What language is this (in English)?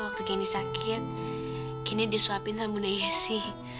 Indonesian